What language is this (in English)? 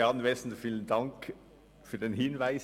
Swiss German